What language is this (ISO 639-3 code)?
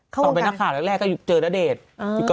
tha